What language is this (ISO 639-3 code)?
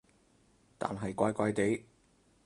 yue